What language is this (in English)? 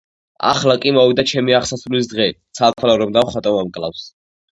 Georgian